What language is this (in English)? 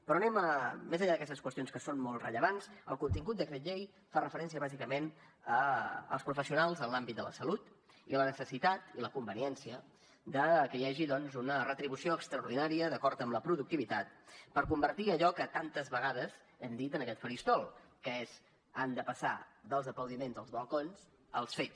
Catalan